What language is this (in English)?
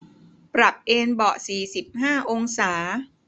Thai